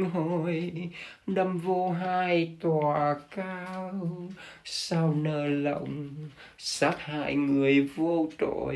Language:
Vietnamese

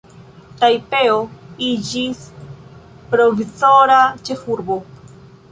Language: Esperanto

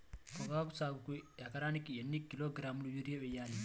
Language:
Telugu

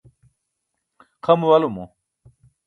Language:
Burushaski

